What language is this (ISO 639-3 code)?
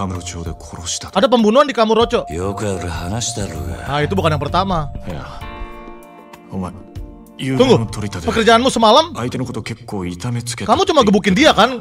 ind